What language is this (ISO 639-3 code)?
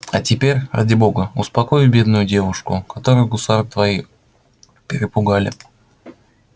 rus